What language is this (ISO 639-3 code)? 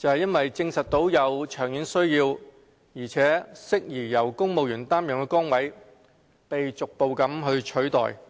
yue